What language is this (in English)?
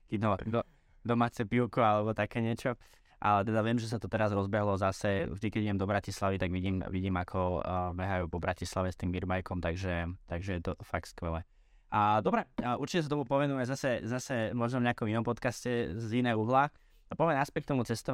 Slovak